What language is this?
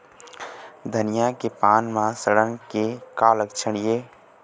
Chhattisgarhi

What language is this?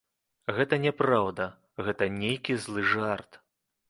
Belarusian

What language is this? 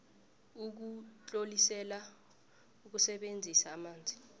South Ndebele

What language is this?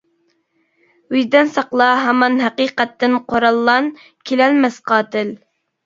Uyghur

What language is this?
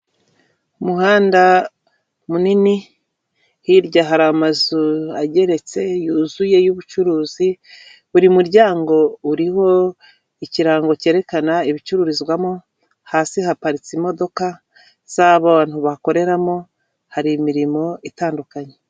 Kinyarwanda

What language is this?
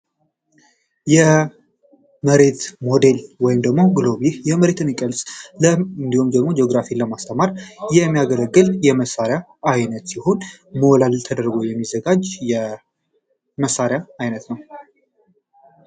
Amharic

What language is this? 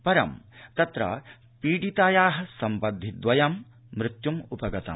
Sanskrit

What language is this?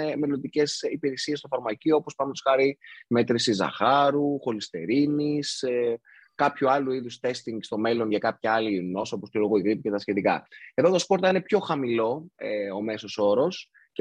Greek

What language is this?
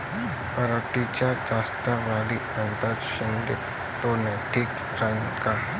Marathi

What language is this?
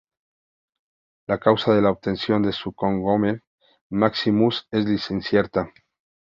Spanish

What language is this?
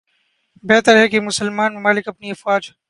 Urdu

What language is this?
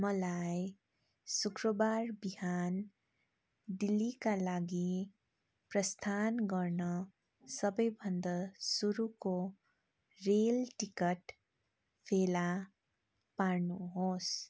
Nepali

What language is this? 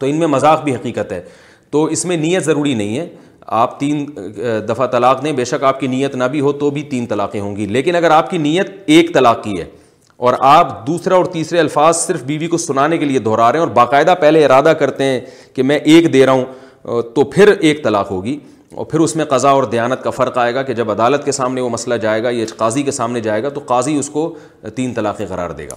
Urdu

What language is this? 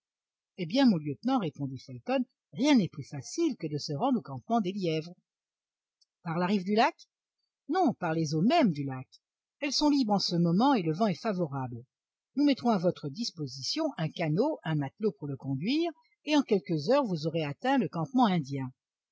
French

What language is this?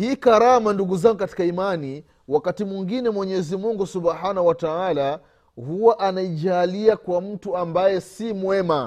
Swahili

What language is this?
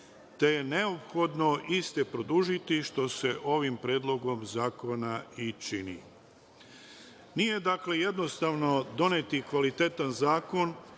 Serbian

